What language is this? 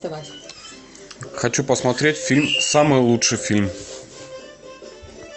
Russian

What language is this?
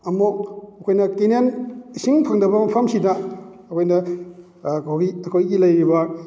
Manipuri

